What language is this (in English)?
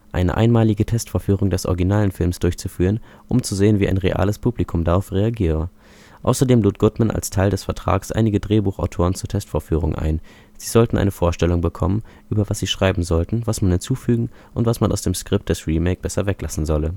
German